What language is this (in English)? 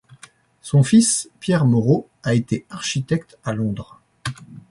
French